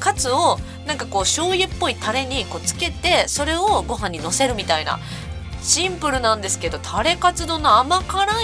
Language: Japanese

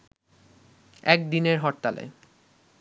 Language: Bangla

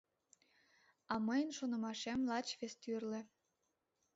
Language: Mari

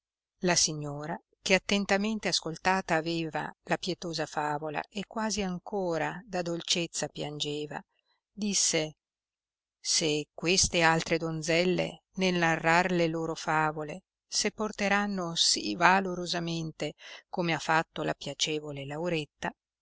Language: Italian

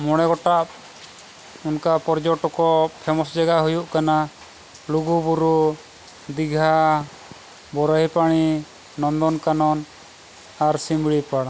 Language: Santali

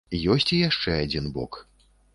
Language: Belarusian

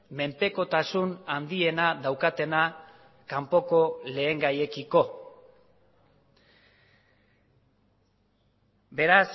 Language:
Basque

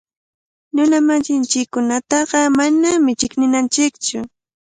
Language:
Cajatambo North Lima Quechua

